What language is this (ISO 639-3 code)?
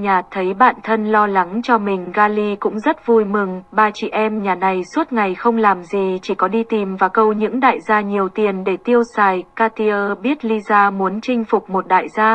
vie